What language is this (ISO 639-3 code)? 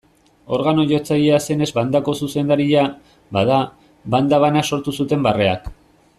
eus